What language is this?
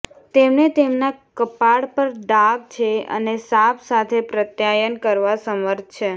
Gujarati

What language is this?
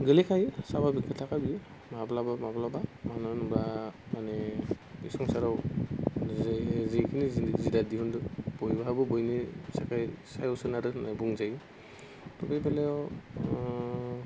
Bodo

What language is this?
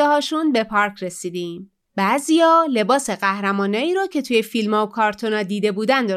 Persian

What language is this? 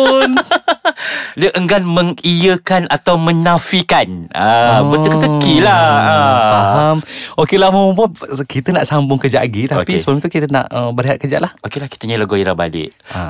Malay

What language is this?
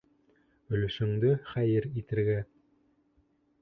Bashkir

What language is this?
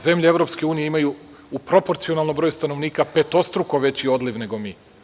Serbian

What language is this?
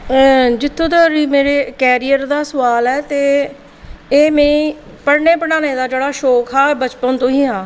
Dogri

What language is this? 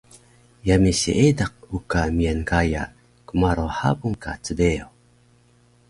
Taroko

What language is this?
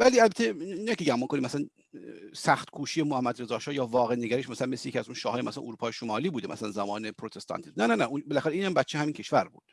Persian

